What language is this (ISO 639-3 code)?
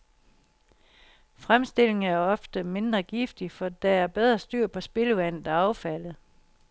dan